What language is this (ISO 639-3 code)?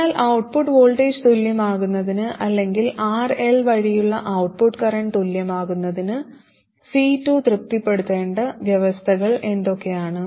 mal